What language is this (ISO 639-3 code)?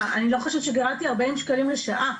heb